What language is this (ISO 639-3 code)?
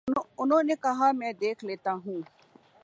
urd